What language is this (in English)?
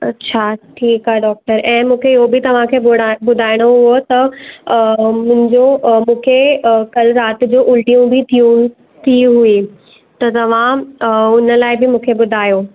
Sindhi